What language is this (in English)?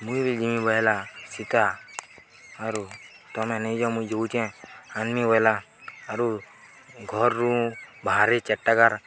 Odia